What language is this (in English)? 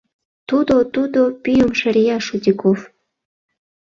Mari